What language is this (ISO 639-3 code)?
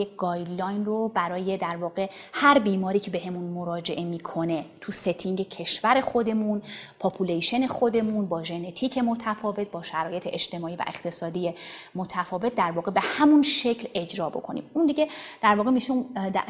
fas